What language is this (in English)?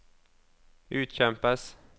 Norwegian